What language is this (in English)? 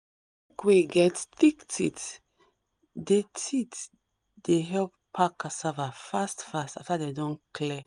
Nigerian Pidgin